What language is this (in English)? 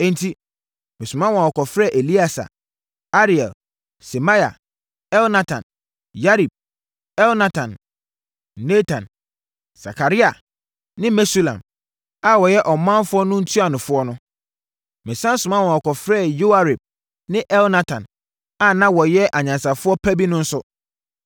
Akan